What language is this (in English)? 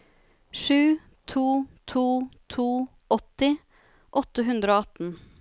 Norwegian